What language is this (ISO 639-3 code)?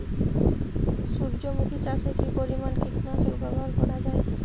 ben